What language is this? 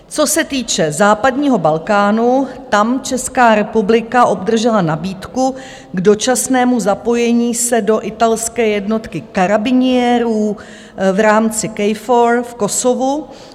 Czech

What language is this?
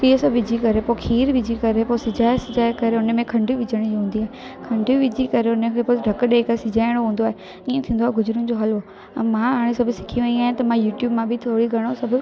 Sindhi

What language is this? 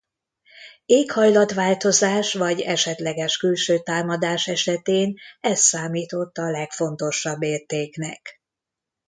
Hungarian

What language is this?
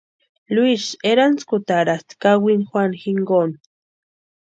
Western Highland Purepecha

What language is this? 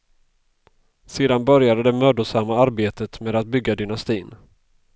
Swedish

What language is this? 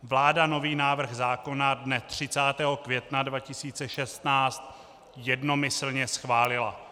Czech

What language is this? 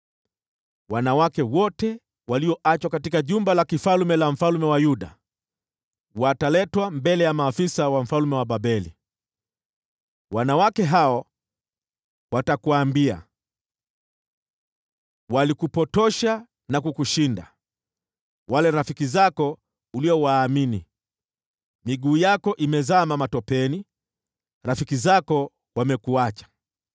Swahili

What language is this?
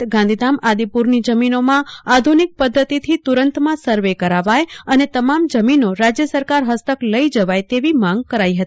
Gujarati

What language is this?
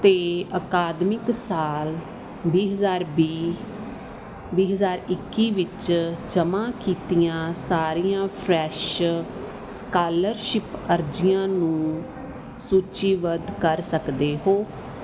Punjabi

